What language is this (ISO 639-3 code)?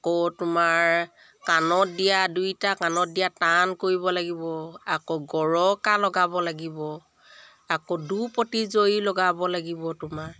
asm